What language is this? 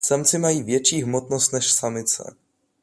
Czech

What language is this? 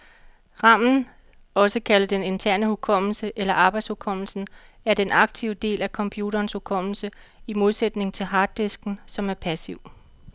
Danish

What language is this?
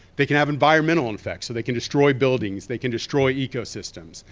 English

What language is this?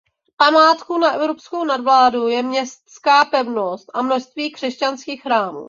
Czech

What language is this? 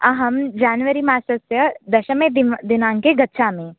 Sanskrit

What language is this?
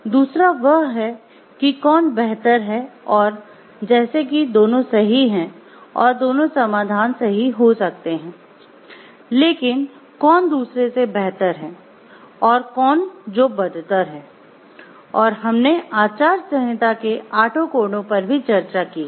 Hindi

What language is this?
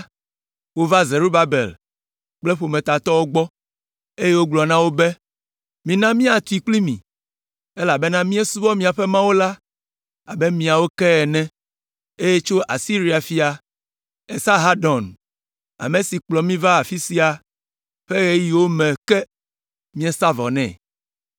Ewe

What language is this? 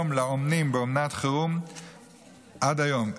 Hebrew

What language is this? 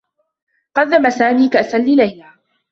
Arabic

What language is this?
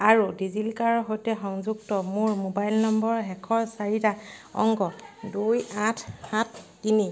Assamese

